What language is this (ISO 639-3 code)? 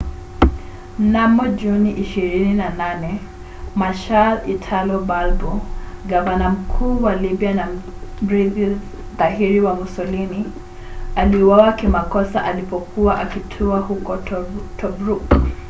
swa